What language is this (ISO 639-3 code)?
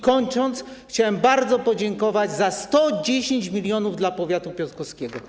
pol